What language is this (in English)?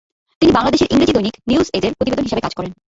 Bangla